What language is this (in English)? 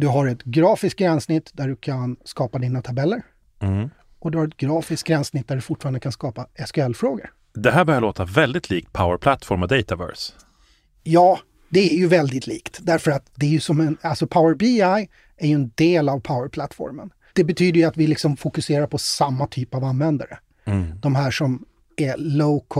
Swedish